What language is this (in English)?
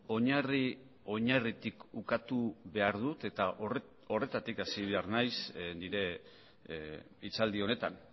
Basque